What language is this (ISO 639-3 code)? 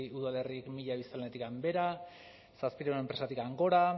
eus